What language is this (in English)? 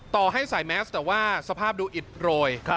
Thai